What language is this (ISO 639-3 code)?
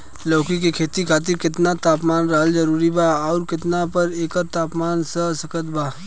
bho